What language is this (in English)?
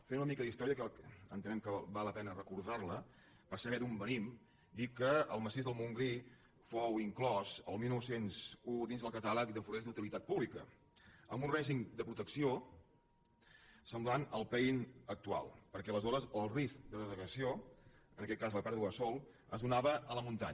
Catalan